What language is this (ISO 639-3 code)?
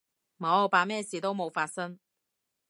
yue